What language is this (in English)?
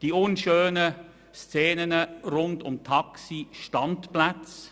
Swiss German